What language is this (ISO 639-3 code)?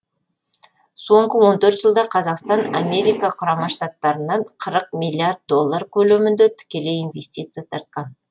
kaz